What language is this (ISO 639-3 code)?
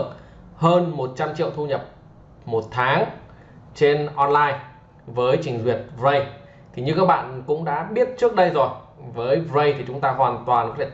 vie